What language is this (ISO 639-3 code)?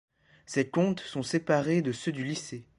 fra